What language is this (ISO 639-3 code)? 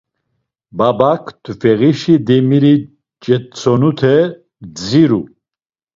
lzz